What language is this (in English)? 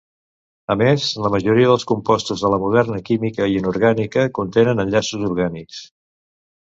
Catalan